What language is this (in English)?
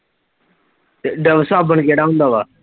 Punjabi